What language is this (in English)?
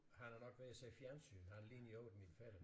Danish